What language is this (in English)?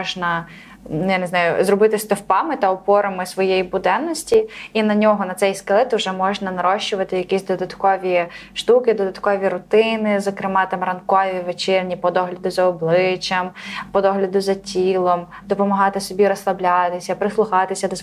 Ukrainian